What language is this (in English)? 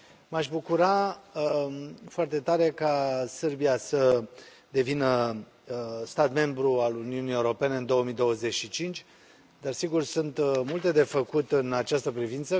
Romanian